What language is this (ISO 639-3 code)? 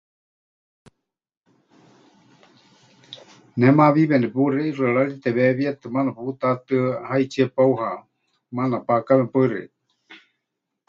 hch